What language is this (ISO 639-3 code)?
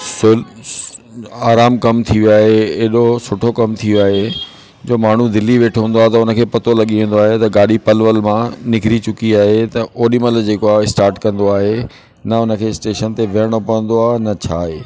snd